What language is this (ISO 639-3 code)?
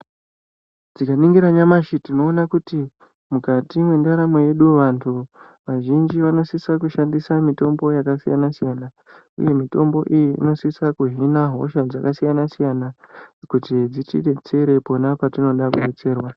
ndc